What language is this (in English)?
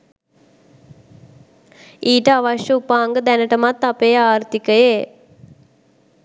Sinhala